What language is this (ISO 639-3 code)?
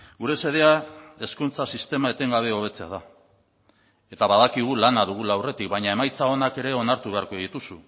eus